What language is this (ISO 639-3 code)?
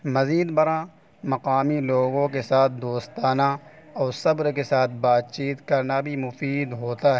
urd